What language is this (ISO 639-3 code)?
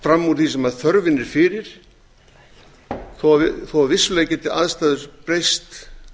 isl